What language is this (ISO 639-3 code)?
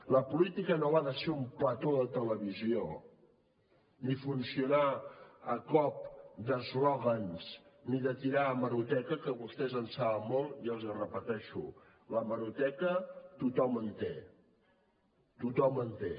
cat